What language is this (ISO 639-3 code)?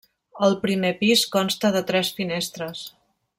cat